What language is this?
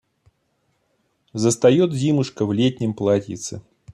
Russian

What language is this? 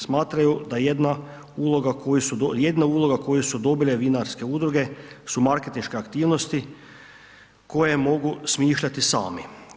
Croatian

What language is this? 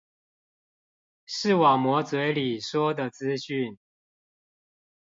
Chinese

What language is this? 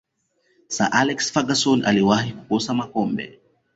Swahili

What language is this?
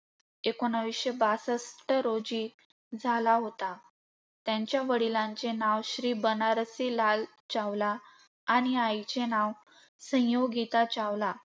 Marathi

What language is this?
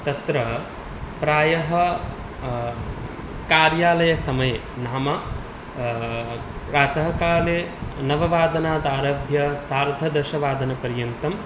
Sanskrit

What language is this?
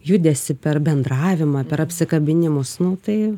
Lithuanian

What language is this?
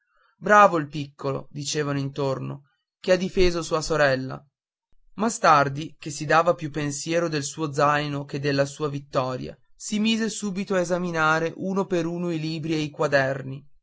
Italian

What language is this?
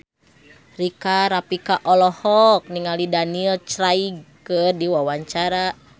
Sundanese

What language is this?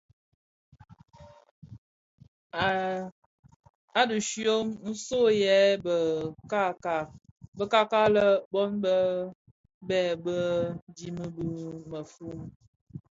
Bafia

